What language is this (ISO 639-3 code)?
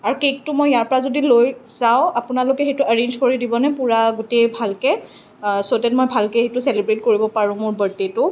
asm